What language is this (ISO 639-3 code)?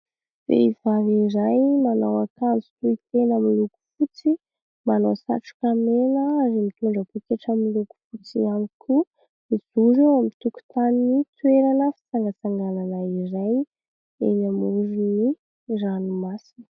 mlg